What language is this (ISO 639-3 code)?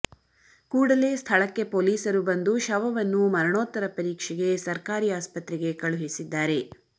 kan